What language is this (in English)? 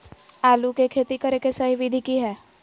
Magahi